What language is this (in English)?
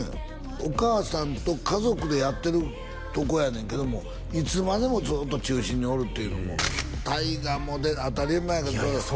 Japanese